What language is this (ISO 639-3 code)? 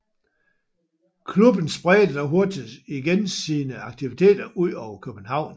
dan